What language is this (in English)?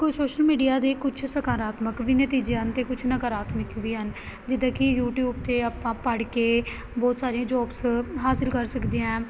Punjabi